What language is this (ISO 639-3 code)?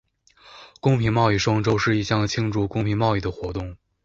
zho